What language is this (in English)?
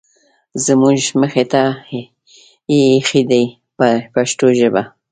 Pashto